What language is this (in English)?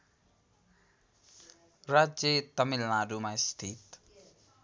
Nepali